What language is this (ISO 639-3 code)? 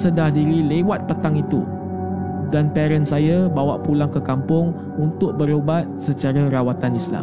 msa